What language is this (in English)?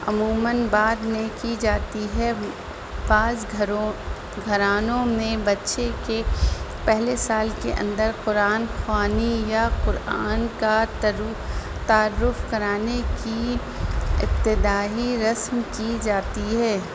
Urdu